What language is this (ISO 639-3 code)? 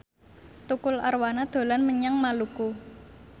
jav